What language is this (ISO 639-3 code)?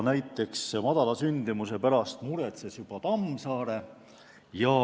est